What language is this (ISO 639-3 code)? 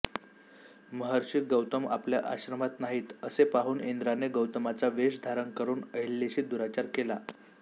mar